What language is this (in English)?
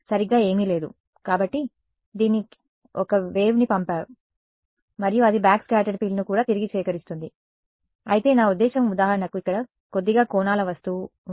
Telugu